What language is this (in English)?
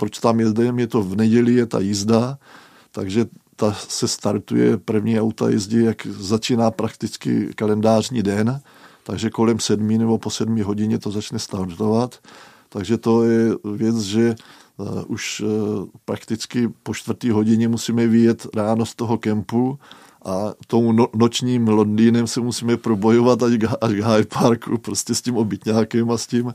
Czech